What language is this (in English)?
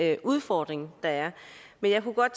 Danish